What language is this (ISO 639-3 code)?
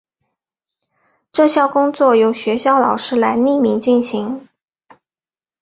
zho